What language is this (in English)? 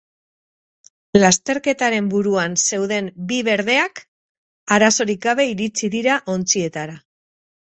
Basque